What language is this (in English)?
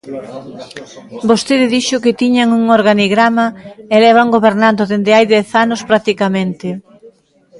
Galician